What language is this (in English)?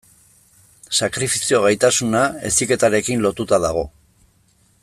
Basque